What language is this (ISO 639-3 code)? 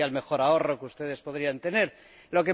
spa